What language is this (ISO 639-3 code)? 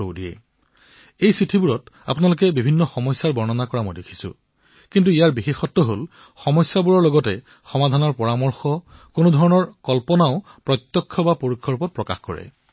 asm